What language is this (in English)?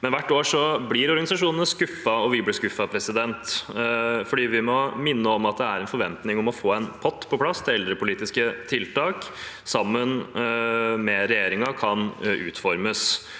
Norwegian